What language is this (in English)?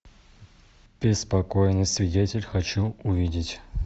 Russian